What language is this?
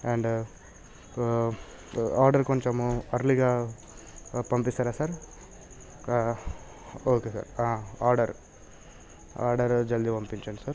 Telugu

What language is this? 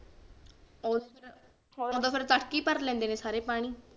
Punjabi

